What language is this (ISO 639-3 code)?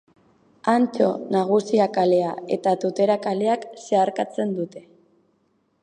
eus